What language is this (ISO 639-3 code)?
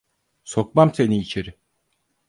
tur